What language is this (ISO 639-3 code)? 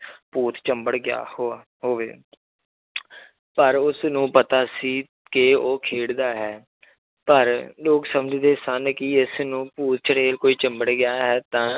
pan